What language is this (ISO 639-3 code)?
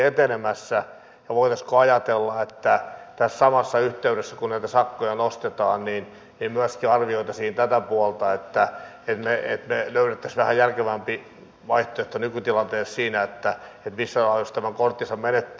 fin